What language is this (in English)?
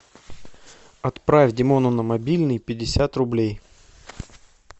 Russian